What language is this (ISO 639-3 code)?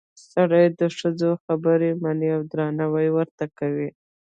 pus